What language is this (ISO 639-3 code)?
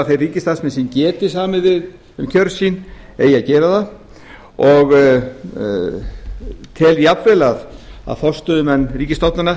isl